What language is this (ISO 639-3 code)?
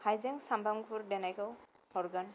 brx